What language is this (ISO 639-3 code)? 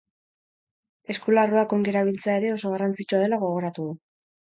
eus